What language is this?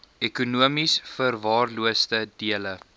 Afrikaans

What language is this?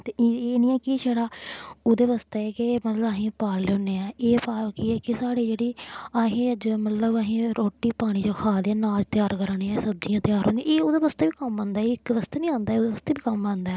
Dogri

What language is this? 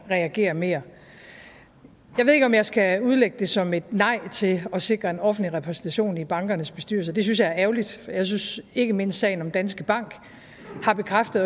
Danish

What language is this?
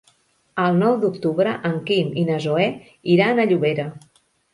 Catalan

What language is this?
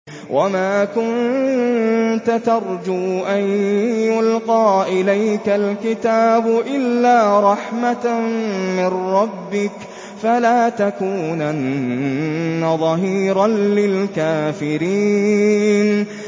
Arabic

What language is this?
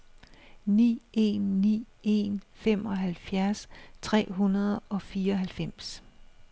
Danish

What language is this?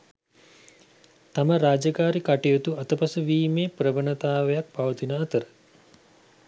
Sinhala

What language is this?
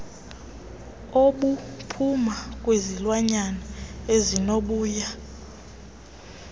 Xhosa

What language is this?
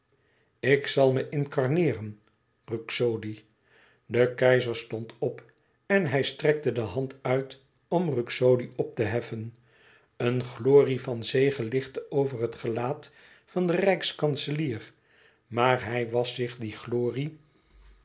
Dutch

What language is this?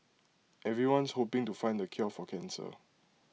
English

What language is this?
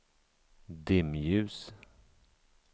Swedish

